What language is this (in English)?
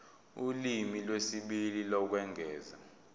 Zulu